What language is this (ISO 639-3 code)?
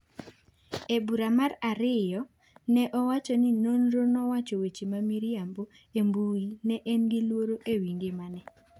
luo